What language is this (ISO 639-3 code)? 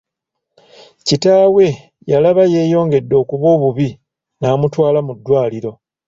lug